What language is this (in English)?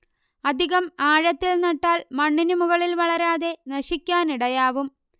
Malayalam